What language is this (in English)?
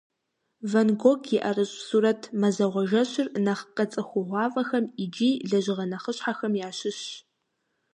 Kabardian